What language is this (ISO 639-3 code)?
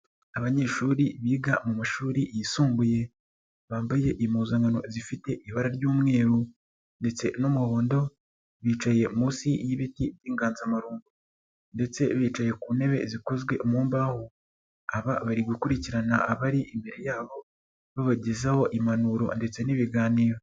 kin